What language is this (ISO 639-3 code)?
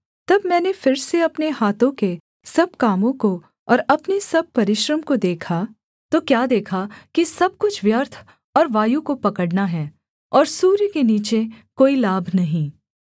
hin